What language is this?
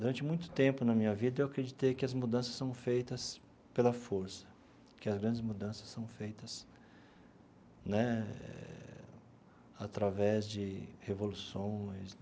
Portuguese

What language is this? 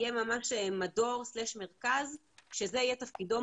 Hebrew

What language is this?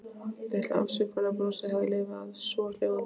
Icelandic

